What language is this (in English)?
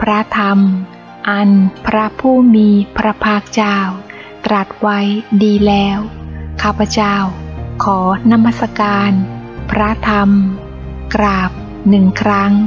Thai